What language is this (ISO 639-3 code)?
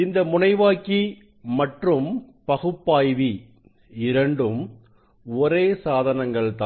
tam